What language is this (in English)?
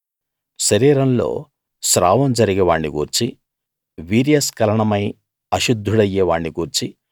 Telugu